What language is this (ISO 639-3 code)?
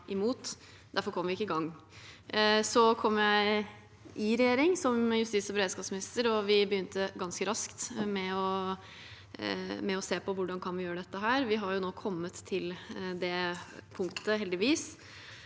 nor